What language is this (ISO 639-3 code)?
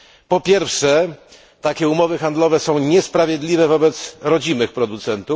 pol